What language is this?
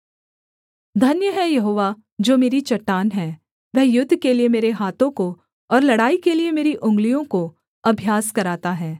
Hindi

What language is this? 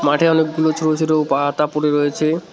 Bangla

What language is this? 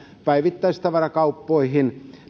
Finnish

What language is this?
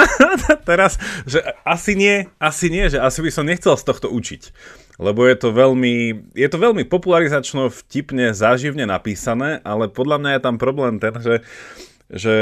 Slovak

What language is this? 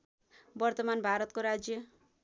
Nepali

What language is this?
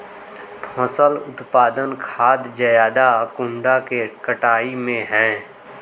Magahi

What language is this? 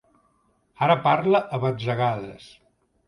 Catalan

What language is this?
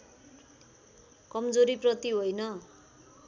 Nepali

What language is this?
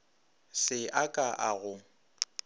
Northern Sotho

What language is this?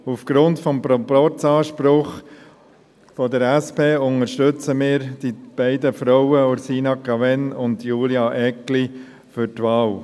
Swiss German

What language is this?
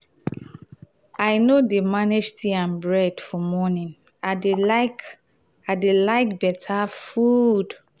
Nigerian Pidgin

